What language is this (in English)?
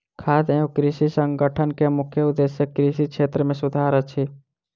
Maithili